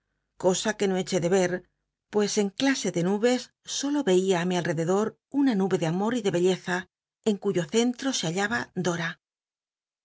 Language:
Spanish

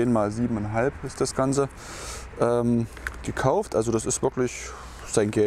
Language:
German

